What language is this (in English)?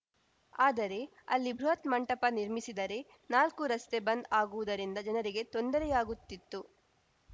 Kannada